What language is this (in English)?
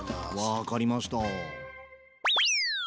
Japanese